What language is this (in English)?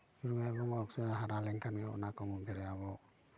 Santali